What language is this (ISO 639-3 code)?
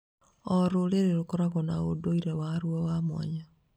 kik